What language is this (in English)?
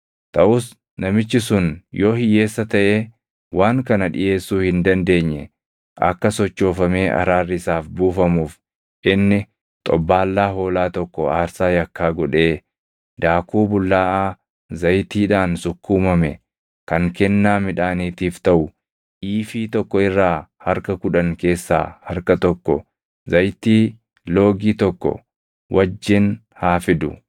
Oromo